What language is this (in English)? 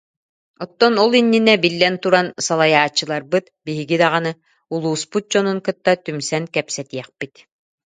Yakut